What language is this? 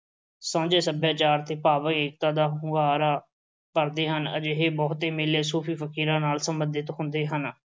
Punjabi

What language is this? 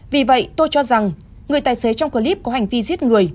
Vietnamese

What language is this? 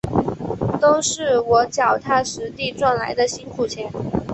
Chinese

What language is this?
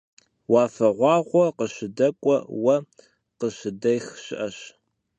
Kabardian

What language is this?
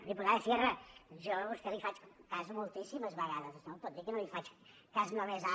Catalan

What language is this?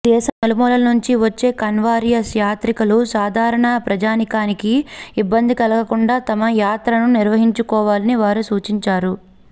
Telugu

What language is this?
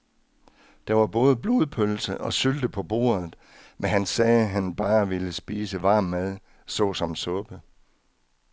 Danish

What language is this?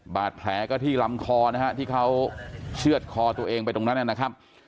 Thai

